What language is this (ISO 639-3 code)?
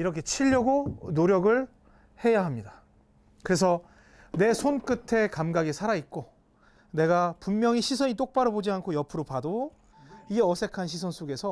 kor